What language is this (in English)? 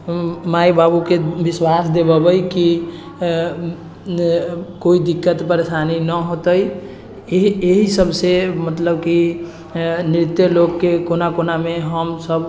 Maithili